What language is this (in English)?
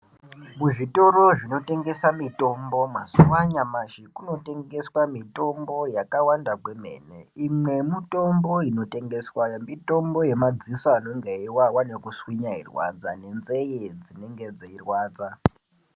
Ndau